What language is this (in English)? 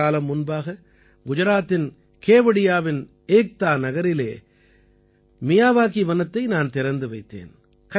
Tamil